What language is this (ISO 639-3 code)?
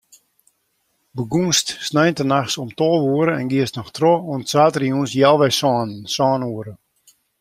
fry